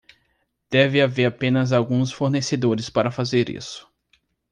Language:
Portuguese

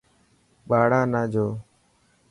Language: Dhatki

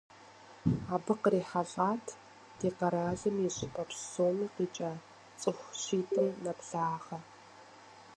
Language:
Kabardian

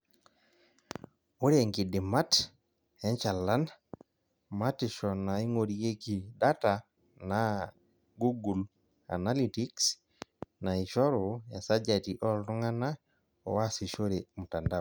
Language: Masai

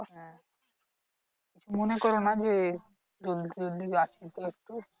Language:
Bangla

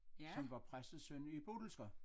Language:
Danish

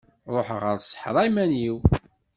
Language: Kabyle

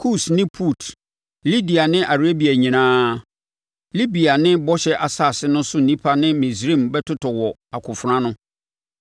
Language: Akan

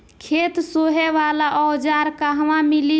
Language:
Bhojpuri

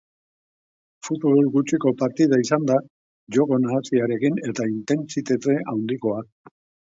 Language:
Basque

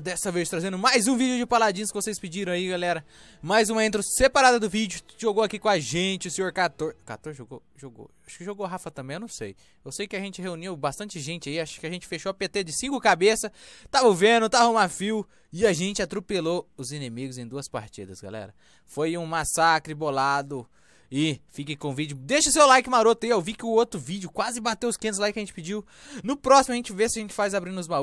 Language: Portuguese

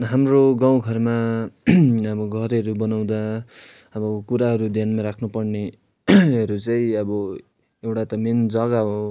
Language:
Nepali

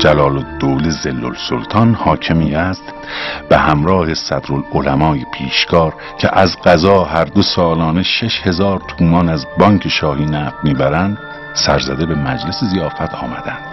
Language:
Persian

